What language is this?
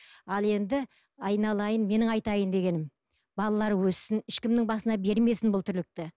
Kazakh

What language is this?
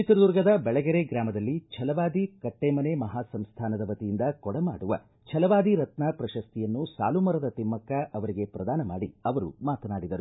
Kannada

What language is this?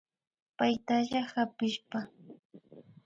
Imbabura Highland Quichua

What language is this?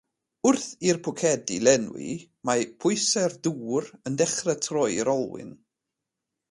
Welsh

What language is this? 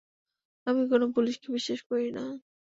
Bangla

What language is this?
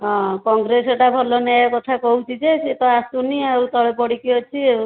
Odia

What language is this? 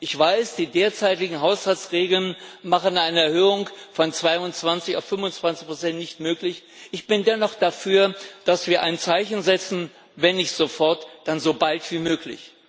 German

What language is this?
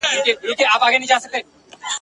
Pashto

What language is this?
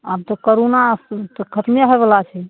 Maithili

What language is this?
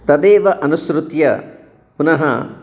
Sanskrit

